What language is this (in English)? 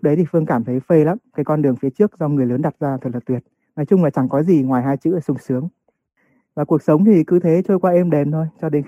Vietnamese